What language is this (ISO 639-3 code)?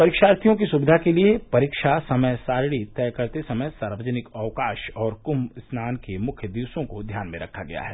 hin